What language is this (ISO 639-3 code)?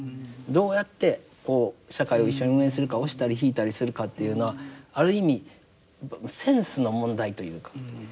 jpn